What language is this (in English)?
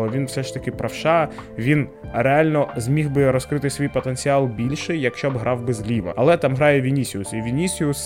Ukrainian